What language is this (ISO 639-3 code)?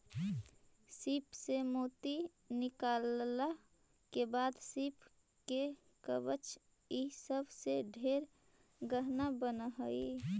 mag